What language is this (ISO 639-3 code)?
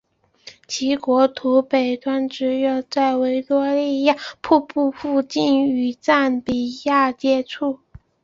zho